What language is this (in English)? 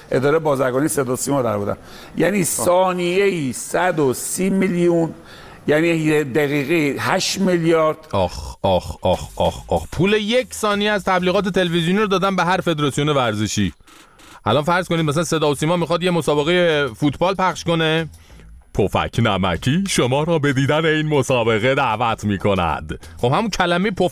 Persian